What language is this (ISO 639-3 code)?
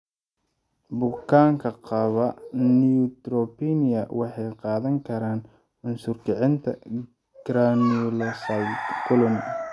som